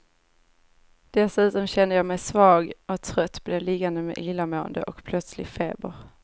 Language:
Swedish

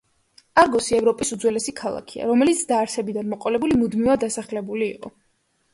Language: Georgian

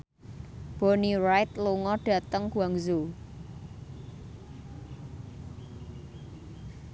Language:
Javanese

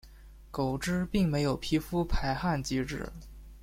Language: Chinese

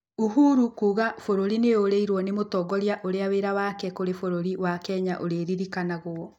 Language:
Kikuyu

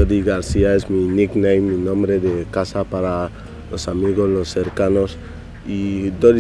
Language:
Spanish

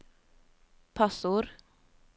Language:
Norwegian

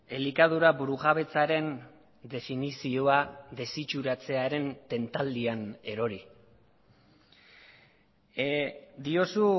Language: Basque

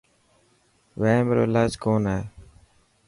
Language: Dhatki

